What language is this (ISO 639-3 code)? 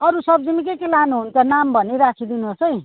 nep